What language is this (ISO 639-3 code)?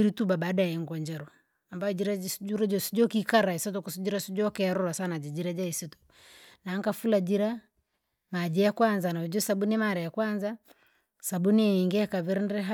lag